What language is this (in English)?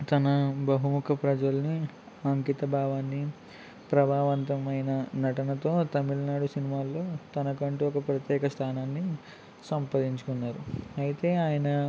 Telugu